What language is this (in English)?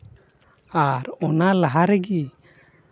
Santali